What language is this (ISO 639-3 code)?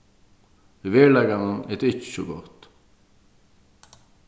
fao